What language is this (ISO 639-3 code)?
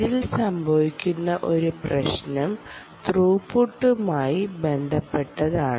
mal